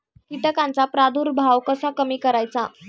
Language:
Marathi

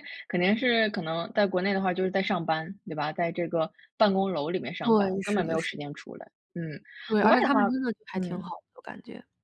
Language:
Chinese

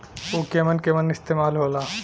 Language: Bhojpuri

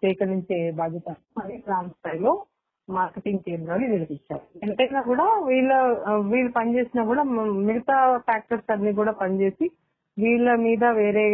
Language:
Telugu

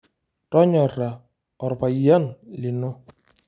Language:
Masai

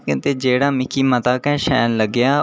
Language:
Dogri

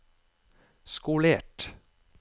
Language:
Norwegian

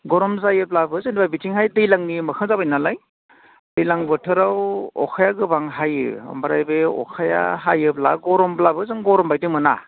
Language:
Bodo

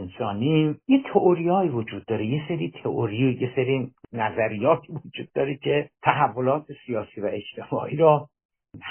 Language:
Persian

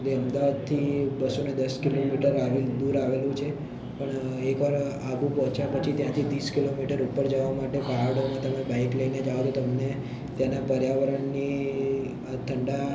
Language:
Gujarati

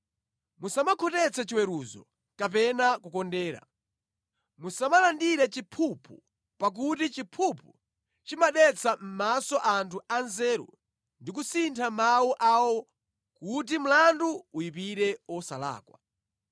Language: Nyanja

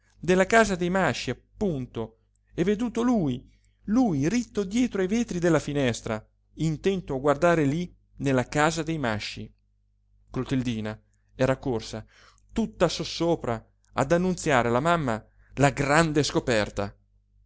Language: Italian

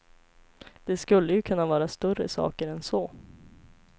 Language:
Swedish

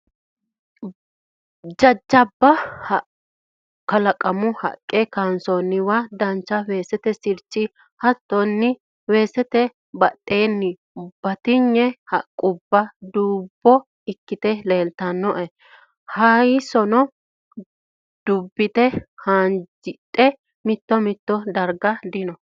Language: Sidamo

